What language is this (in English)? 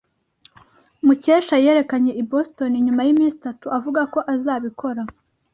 Kinyarwanda